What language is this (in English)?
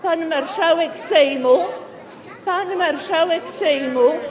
Polish